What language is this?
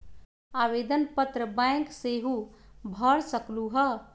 Magahi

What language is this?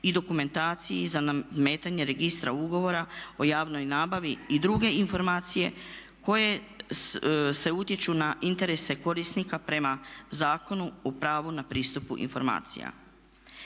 Croatian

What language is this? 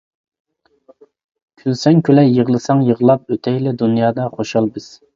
Uyghur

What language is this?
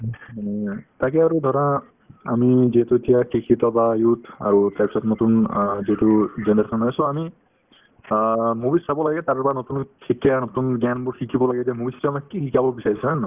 Assamese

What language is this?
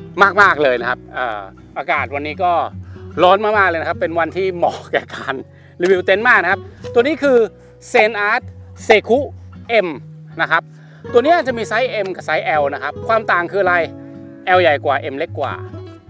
Thai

